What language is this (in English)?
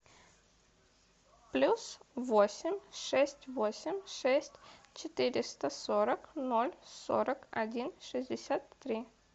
Russian